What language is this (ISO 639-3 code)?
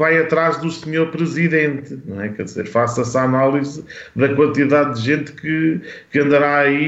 por